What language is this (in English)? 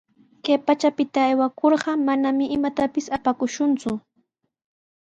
Sihuas Ancash Quechua